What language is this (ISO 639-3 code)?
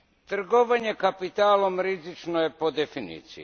hrv